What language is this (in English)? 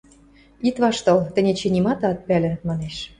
Western Mari